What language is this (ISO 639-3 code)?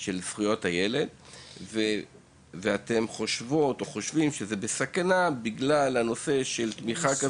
heb